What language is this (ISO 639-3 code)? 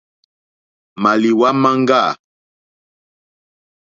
bri